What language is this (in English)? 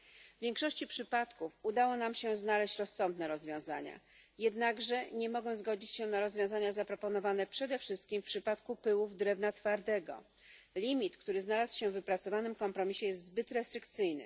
Polish